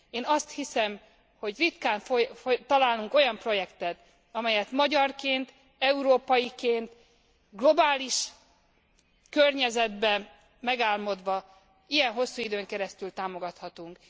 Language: Hungarian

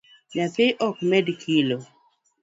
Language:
Luo (Kenya and Tanzania)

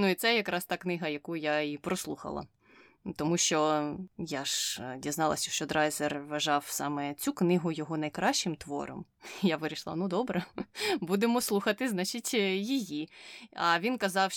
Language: Ukrainian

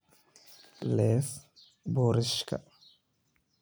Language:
Somali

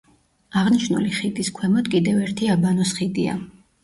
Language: Georgian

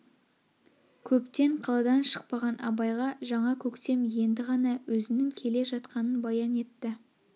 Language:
Kazakh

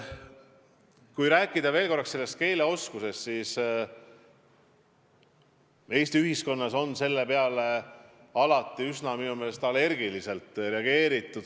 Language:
Estonian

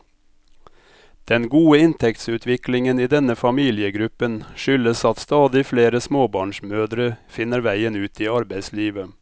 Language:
Norwegian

